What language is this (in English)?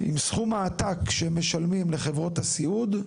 Hebrew